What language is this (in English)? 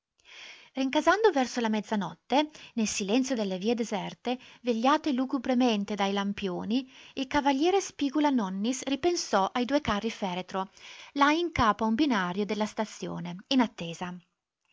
Italian